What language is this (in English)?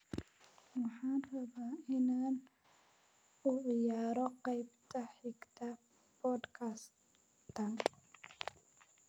Somali